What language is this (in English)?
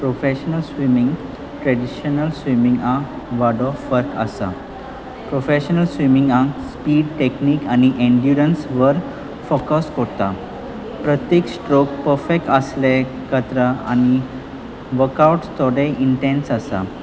Konkani